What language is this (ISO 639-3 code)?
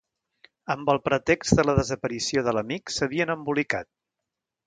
cat